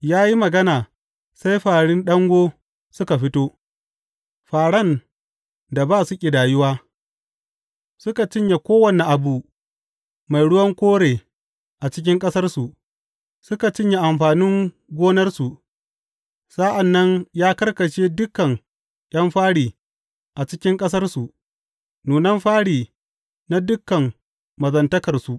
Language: Hausa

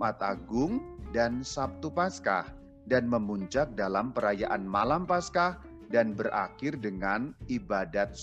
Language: Indonesian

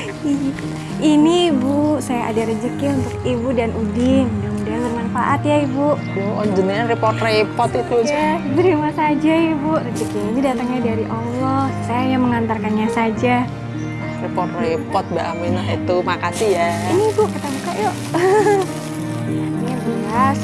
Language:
Indonesian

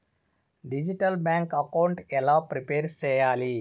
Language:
Telugu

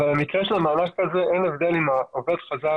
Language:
Hebrew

